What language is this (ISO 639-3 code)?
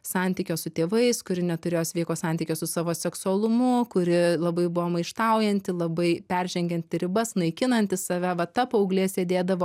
lit